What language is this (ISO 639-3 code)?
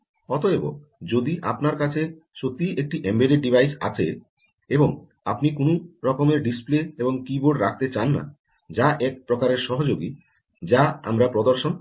ben